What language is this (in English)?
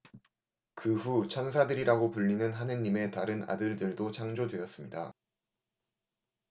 Korean